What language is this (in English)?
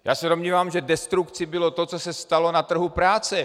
Czech